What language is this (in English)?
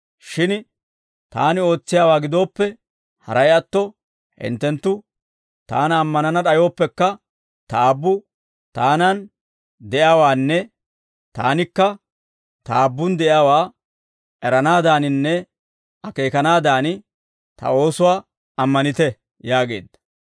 Dawro